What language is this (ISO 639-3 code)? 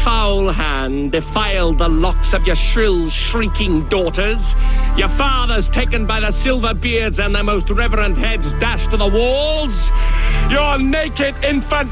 nld